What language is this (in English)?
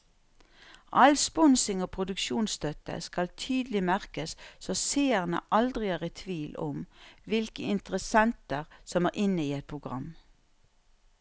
Norwegian